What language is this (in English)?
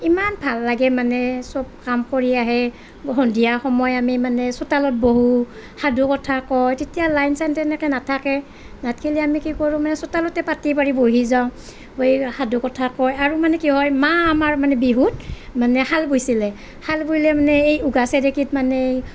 Assamese